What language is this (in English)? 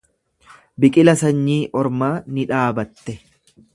Oromo